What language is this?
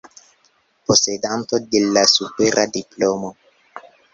Esperanto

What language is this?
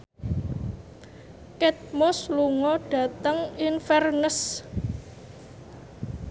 Javanese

